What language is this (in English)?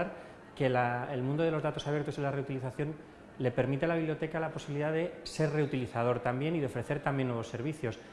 Spanish